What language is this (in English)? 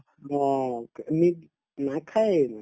Assamese